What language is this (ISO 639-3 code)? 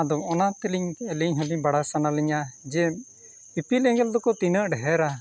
sat